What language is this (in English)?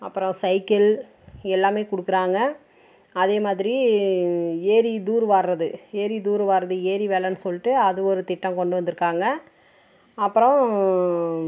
Tamil